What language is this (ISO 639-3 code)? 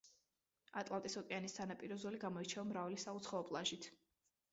kat